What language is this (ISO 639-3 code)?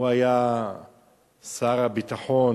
heb